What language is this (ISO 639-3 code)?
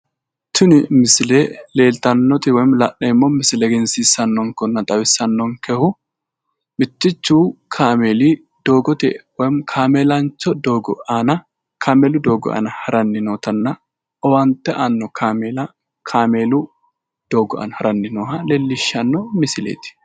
sid